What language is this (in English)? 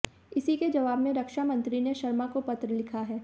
Hindi